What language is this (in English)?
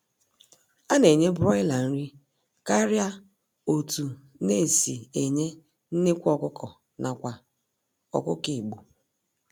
Igbo